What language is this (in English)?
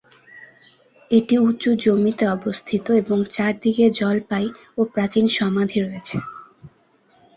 Bangla